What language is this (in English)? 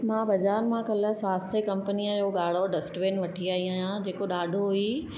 Sindhi